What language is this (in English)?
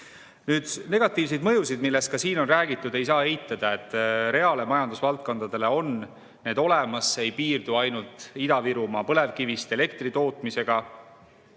Estonian